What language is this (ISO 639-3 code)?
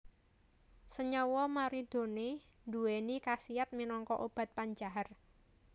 jav